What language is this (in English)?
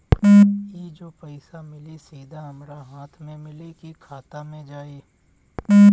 Bhojpuri